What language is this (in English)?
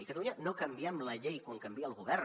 Catalan